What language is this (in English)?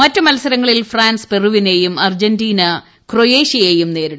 Malayalam